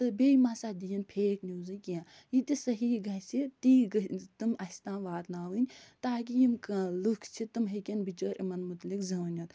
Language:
Kashmiri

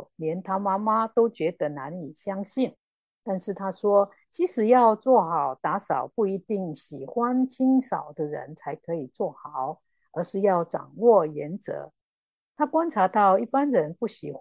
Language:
Chinese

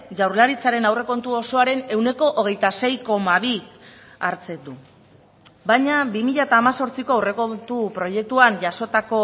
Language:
Basque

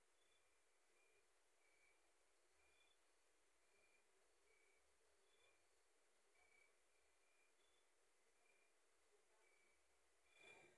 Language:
Masai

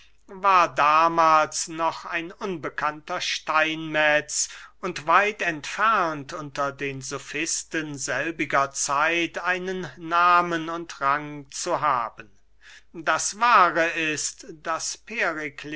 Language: German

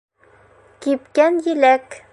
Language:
Bashkir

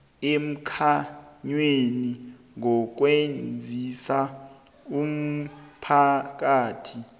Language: South Ndebele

